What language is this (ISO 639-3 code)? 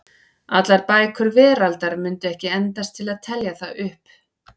isl